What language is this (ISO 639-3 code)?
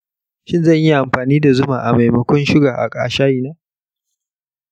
hau